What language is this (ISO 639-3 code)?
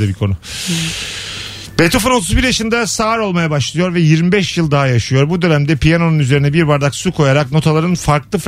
tur